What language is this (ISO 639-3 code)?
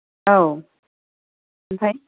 brx